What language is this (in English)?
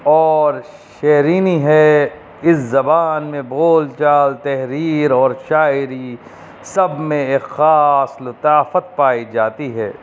Urdu